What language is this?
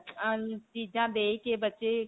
Punjabi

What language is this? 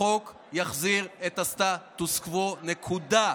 Hebrew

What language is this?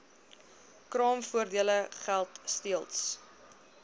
Afrikaans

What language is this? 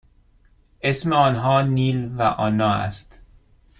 Persian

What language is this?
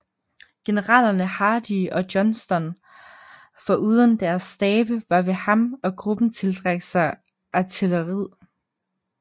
Danish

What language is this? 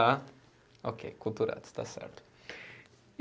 Portuguese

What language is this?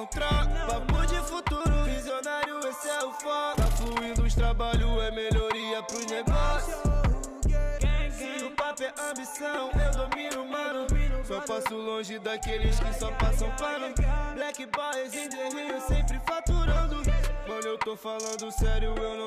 Portuguese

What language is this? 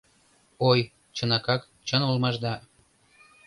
Mari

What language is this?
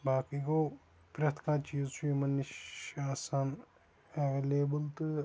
Kashmiri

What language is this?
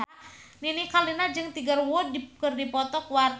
Sundanese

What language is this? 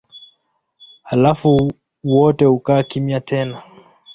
Swahili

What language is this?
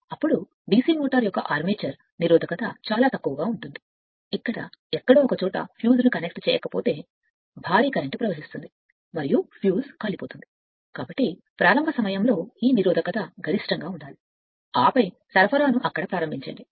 Telugu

